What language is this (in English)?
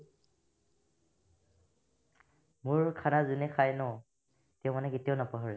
Assamese